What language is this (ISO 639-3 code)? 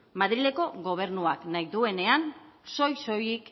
eus